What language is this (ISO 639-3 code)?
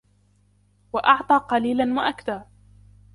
ara